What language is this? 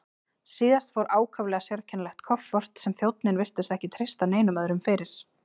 Icelandic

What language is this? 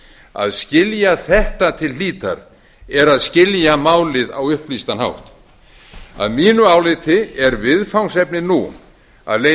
Icelandic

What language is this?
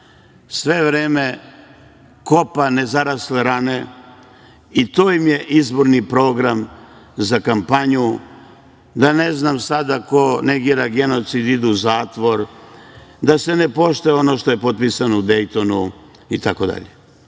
Serbian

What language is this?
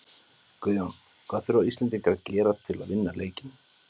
Icelandic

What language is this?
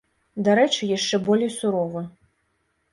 Belarusian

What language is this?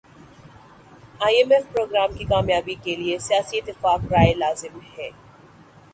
Urdu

